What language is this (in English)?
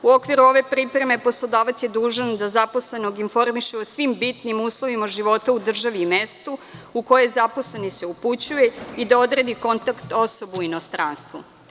Serbian